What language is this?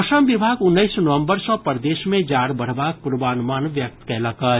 Maithili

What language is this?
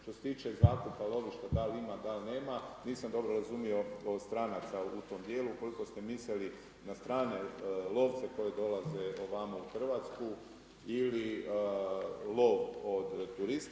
Croatian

